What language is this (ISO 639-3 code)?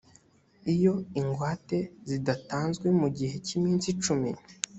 kin